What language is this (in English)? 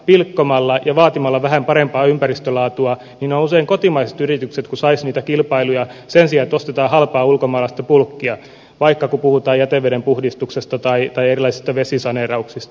Finnish